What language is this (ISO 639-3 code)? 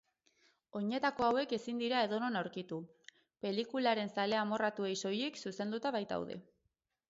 eus